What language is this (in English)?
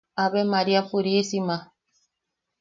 Yaqui